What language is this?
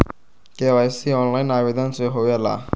Magahi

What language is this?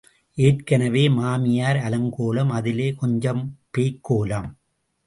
Tamil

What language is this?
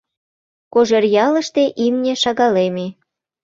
Mari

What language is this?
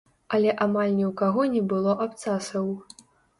Belarusian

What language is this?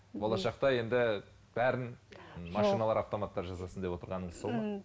Kazakh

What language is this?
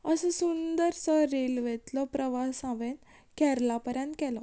Konkani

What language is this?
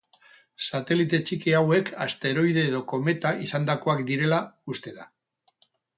Basque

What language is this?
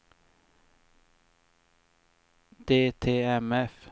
Swedish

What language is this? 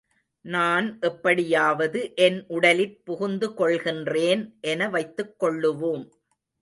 Tamil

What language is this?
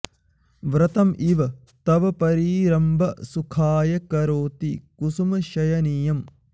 Sanskrit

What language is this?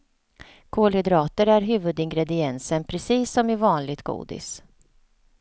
Swedish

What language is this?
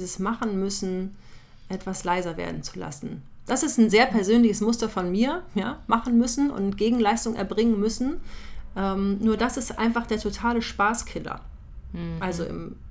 German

